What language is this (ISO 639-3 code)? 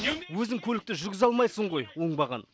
kaz